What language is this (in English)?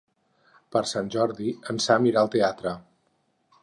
Catalan